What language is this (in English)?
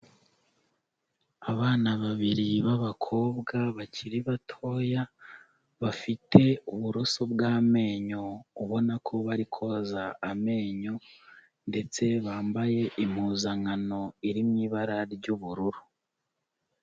Kinyarwanda